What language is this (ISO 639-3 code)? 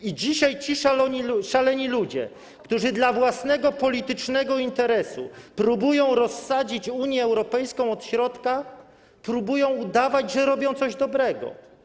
pol